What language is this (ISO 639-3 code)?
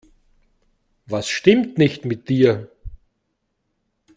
deu